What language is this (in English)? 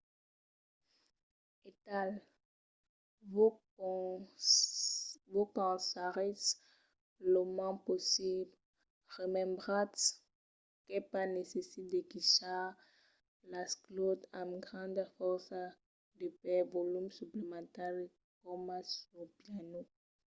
Occitan